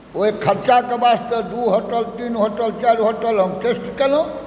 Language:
Maithili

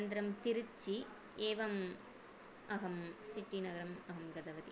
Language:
Sanskrit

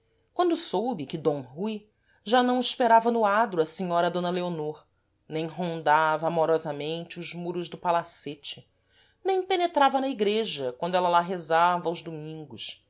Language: Portuguese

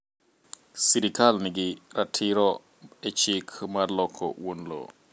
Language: Luo (Kenya and Tanzania)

